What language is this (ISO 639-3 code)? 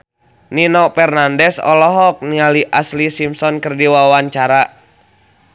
sun